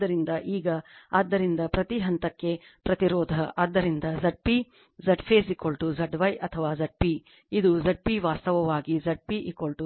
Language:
Kannada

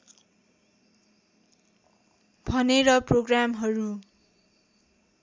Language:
Nepali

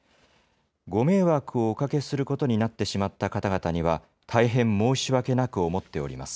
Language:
Japanese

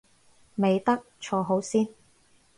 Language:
Cantonese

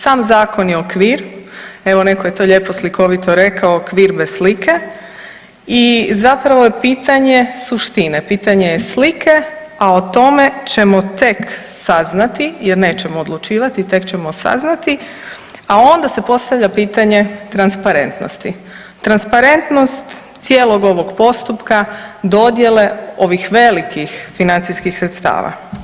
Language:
Croatian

